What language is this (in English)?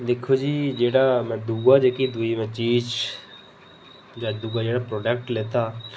Dogri